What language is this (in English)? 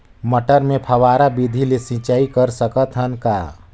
Chhattisgarhi